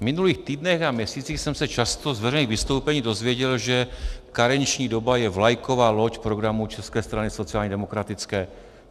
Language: Czech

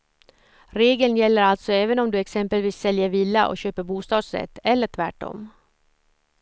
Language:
Swedish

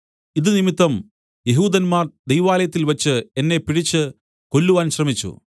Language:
Malayalam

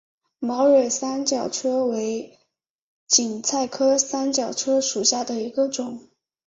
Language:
Chinese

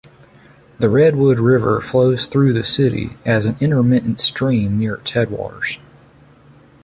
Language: English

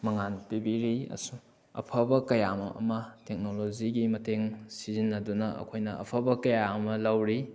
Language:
Manipuri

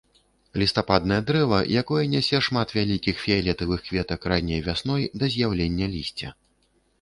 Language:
Belarusian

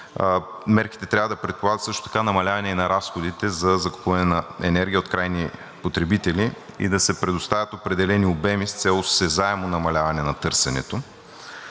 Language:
Bulgarian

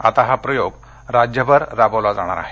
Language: Marathi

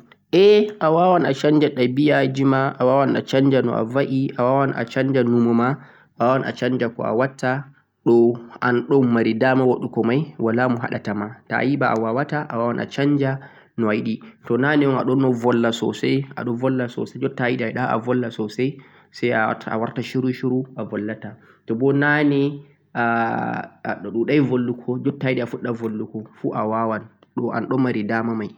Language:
Central-Eastern Niger Fulfulde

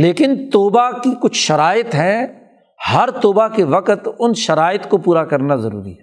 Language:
Urdu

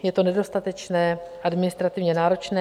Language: Czech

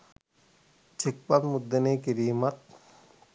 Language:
Sinhala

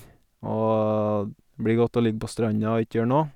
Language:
Norwegian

